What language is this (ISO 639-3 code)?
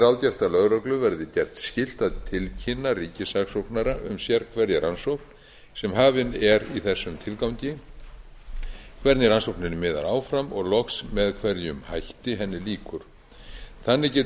isl